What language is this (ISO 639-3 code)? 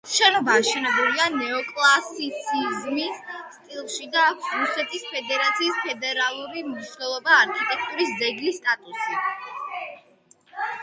kat